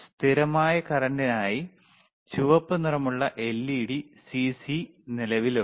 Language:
Malayalam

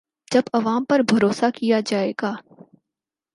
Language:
Urdu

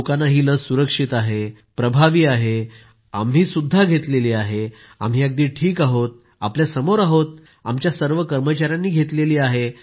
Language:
Marathi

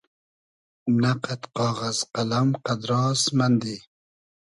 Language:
Hazaragi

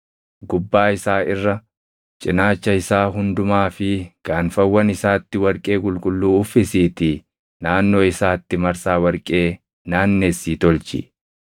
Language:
Oromo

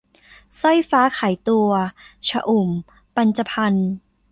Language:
Thai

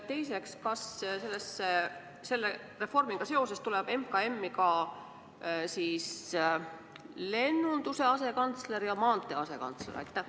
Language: Estonian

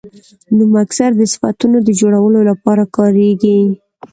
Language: Pashto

